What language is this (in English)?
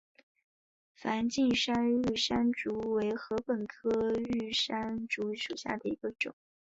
Chinese